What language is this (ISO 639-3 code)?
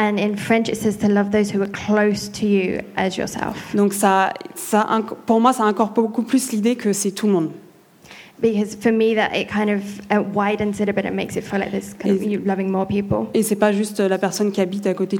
fra